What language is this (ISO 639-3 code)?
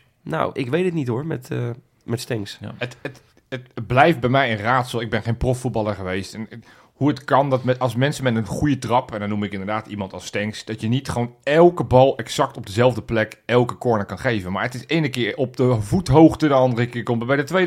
nld